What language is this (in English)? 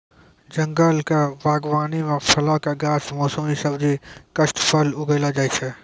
Maithili